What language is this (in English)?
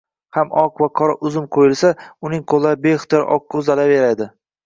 Uzbek